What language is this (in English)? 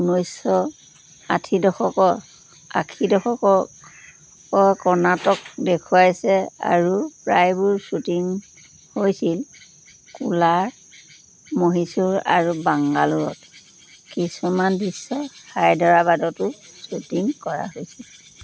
Assamese